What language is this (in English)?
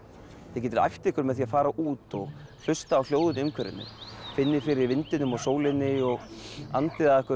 Icelandic